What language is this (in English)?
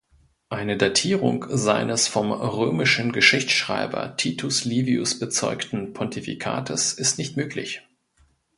German